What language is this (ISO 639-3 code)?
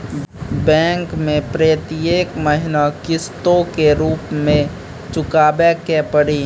mai